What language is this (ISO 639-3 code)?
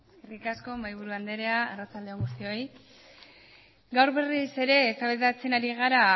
eus